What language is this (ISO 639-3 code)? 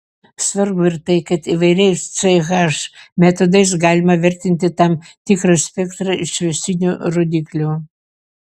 lit